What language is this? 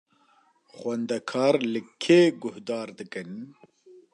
Kurdish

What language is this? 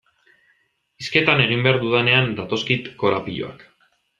Basque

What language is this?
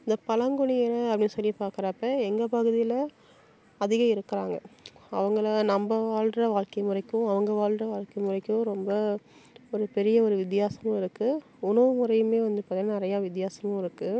Tamil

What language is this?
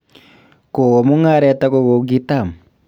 Kalenjin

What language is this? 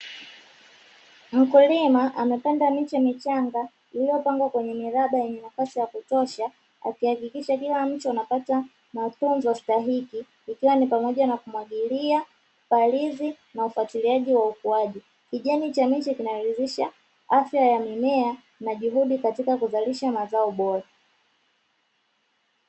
Swahili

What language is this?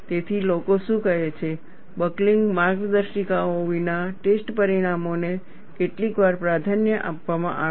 Gujarati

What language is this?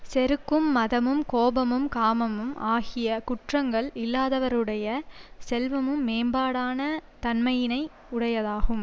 Tamil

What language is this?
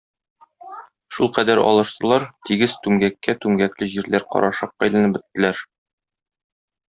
Tatar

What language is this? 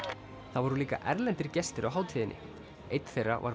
Icelandic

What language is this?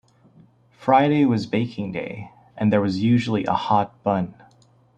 English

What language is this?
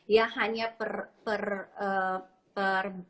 Indonesian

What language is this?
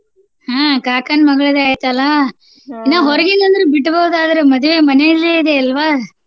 Kannada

